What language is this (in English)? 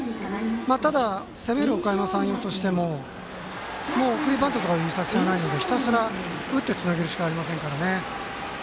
Japanese